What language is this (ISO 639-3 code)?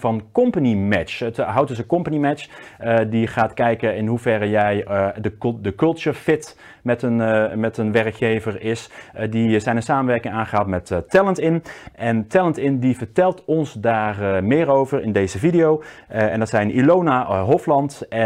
nld